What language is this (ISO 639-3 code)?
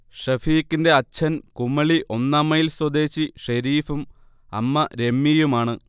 mal